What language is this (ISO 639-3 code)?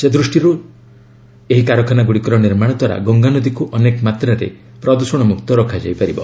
ori